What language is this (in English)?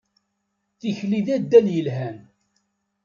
Kabyle